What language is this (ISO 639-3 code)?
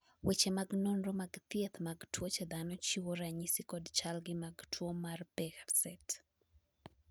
luo